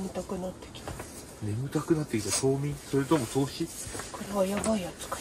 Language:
Japanese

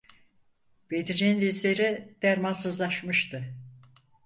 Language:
Turkish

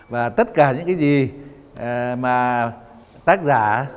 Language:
Vietnamese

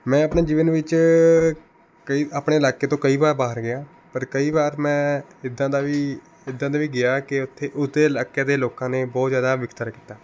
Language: Punjabi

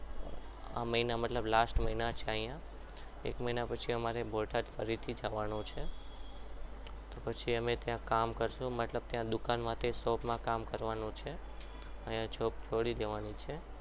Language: Gujarati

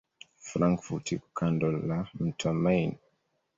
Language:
Swahili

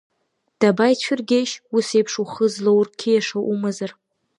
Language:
Abkhazian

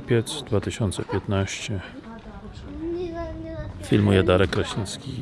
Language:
Polish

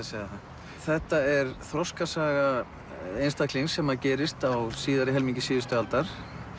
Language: Icelandic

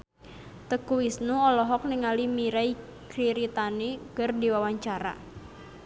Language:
Sundanese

